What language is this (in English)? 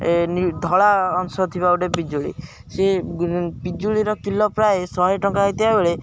Odia